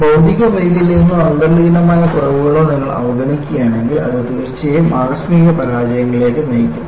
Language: Malayalam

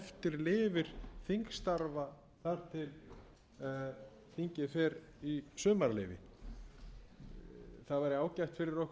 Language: Icelandic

